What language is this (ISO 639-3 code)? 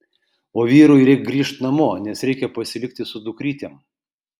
lit